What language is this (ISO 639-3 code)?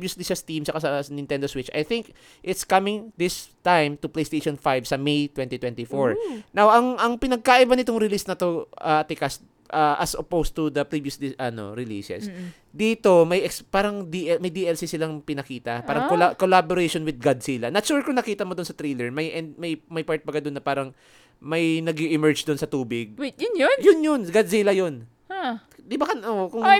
fil